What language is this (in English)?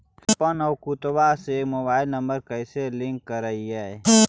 Magahi